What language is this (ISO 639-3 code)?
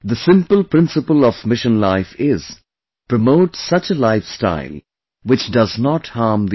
eng